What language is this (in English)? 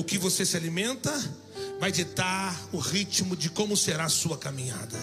Portuguese